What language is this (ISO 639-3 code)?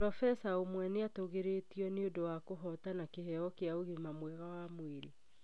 kik